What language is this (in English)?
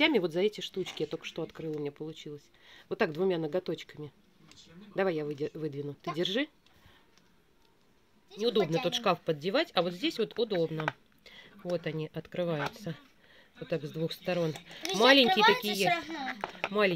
Russian